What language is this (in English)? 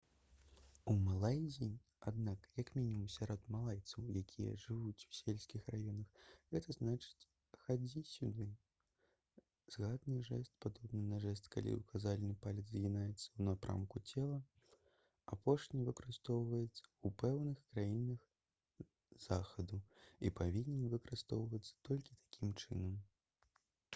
Belarusian